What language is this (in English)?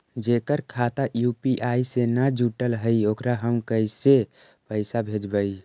Magahi